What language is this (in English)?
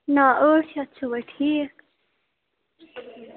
Kashmiri